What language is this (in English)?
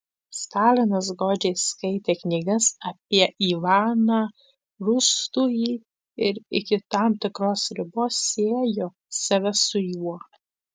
Lithuanian